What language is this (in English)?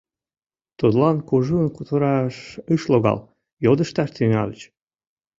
Mari